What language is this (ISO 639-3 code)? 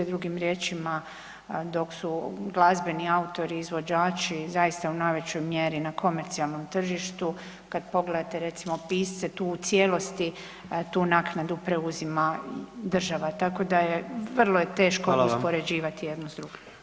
hrv